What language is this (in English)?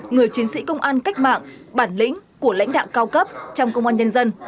Vietnamese